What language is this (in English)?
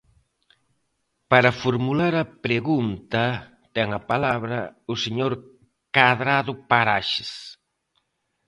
Galician